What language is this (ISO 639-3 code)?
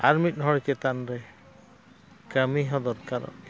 sat